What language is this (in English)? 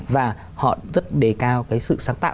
Vietnamese